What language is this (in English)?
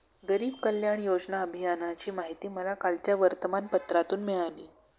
Marathi